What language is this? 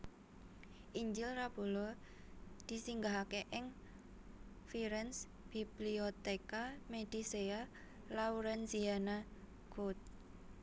Javanese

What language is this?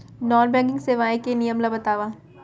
Chhattisgarhi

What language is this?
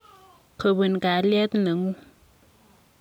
Kalenjin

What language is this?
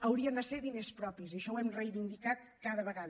Catalan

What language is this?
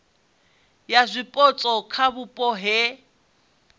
Venda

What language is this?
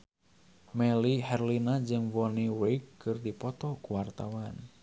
Sundanese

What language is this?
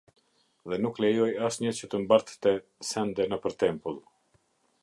Albanian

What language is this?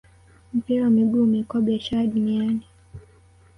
Swahili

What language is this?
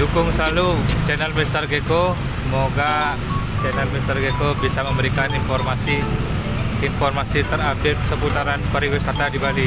Indonesian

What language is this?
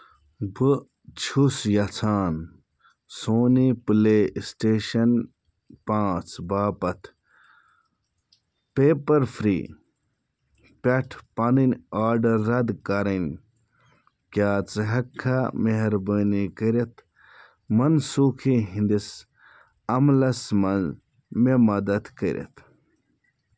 Kashmiri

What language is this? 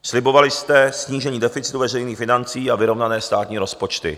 Czech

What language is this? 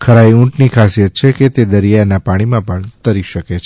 Gujarati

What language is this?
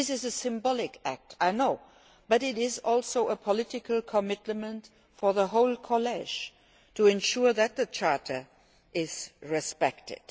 English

